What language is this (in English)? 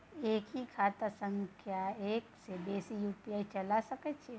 Maithili